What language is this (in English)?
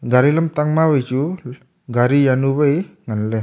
Wancho Naga